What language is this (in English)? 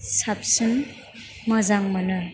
Bodo